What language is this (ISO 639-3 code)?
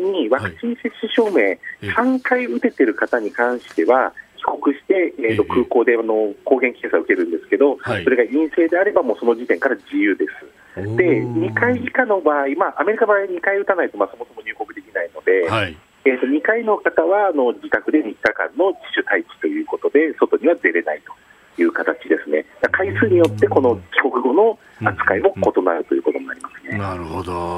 jpn